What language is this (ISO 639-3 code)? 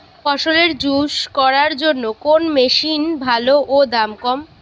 ben